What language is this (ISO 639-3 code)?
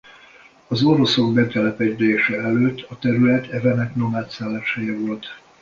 hun